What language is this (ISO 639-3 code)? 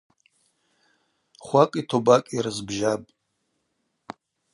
abq